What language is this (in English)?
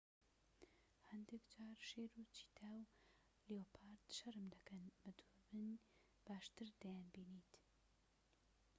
Central Kurdish